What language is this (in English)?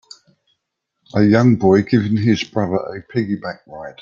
English